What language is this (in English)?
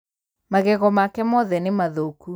Kikuyu